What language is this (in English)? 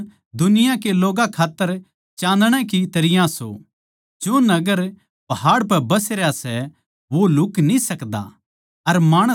Haryanvi